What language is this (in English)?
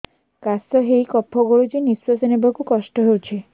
Odia